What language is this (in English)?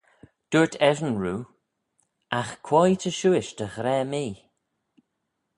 Manx